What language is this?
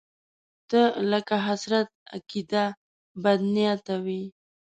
Pashto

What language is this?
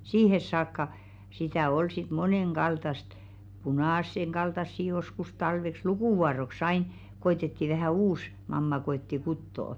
Finnish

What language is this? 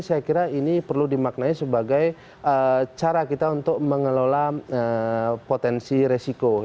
Indonesian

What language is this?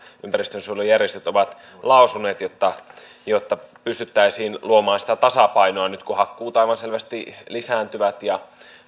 Finnish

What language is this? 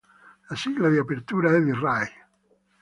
Italian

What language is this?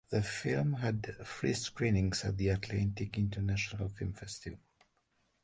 English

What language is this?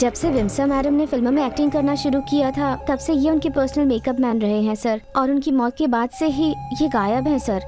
Hindi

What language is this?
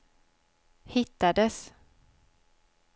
Swedish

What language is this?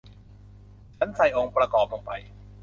Thai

